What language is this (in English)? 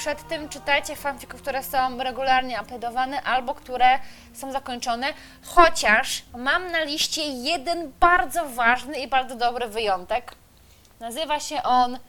Polish